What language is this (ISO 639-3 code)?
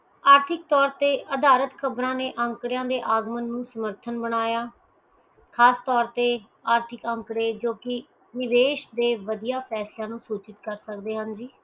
pan